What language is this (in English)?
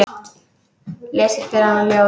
Icelandic